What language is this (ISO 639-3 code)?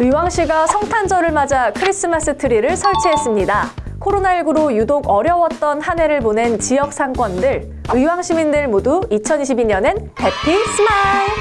kor